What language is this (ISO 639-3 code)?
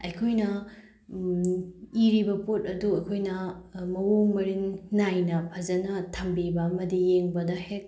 mni